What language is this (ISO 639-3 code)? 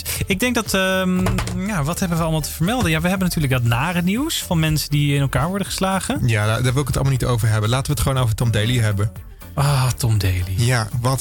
nld